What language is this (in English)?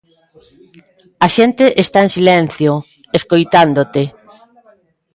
Galician